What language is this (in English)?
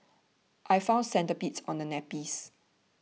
English